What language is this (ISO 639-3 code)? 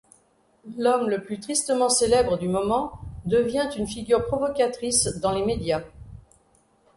fra